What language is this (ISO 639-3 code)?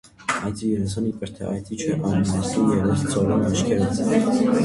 hye